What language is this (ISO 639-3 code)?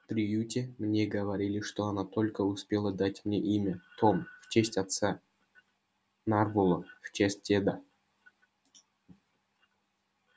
rus